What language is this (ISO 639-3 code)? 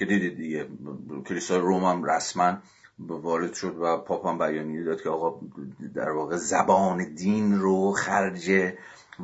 fas